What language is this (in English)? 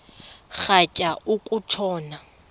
Xhosa